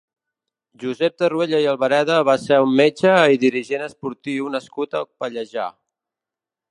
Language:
Catalan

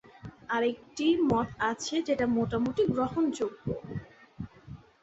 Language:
Bangla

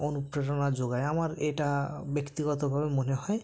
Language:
Bangla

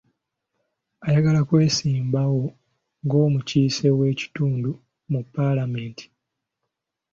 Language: Ganda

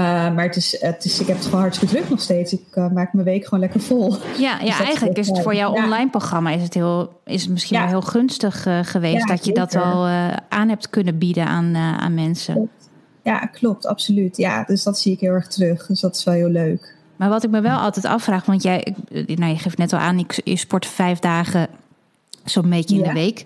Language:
Dutch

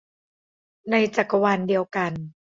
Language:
Thai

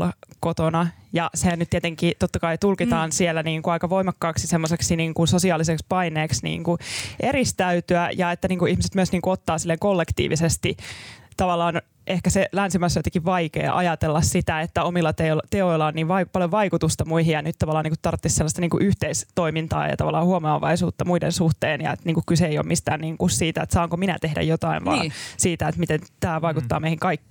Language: Finnish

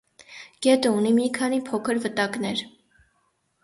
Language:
Armenian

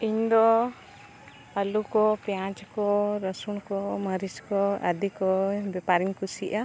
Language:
Santali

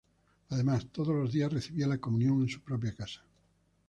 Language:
Spanish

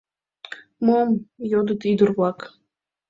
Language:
Mari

